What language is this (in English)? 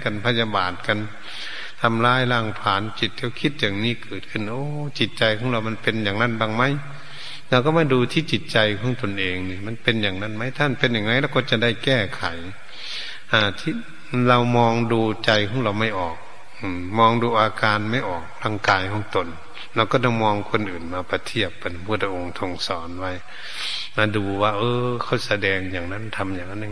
Thai